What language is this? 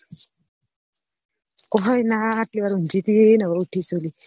Gujarati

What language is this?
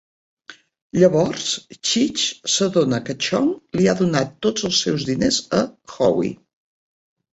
Catalan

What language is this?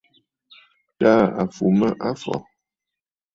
Bafut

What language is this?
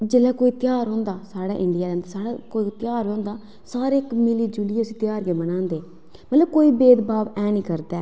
Dogri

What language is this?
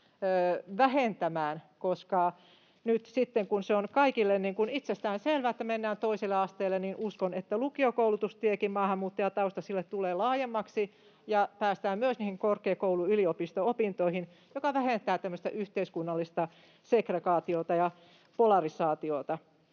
Finnish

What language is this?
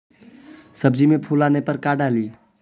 Magahi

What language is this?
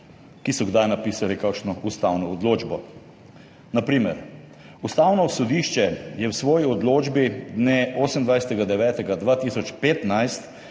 Slovenian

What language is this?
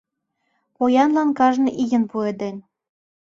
Mari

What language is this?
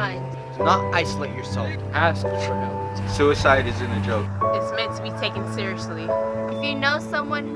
English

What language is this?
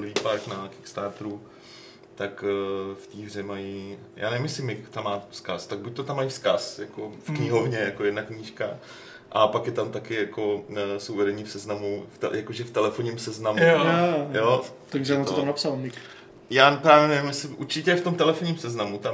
Czech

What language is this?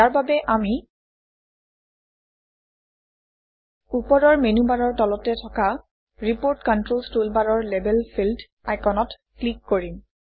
Assamese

